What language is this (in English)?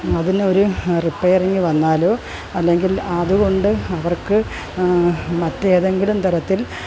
Malayalam